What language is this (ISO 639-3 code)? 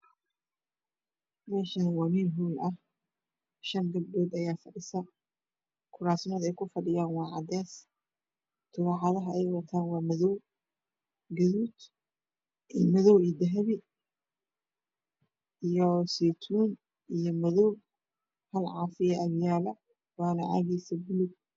som